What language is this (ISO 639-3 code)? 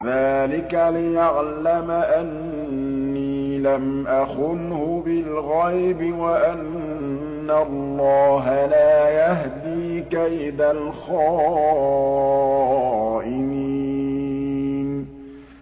ara